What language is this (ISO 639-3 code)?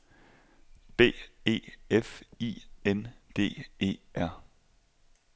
dan